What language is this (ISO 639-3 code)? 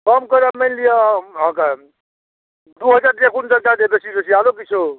mai